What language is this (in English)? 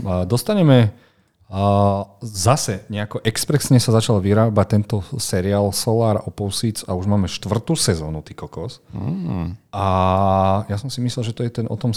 Slovak